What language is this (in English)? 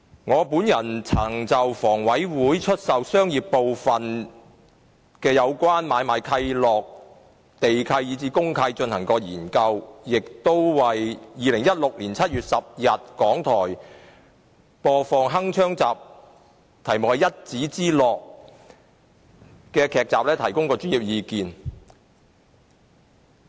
Cantonese